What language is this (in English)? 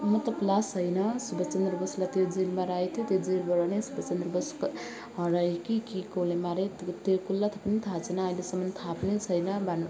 Nepali